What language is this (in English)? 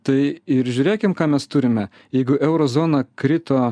Lithuanian